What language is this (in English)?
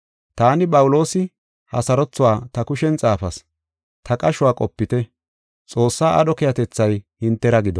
Gofa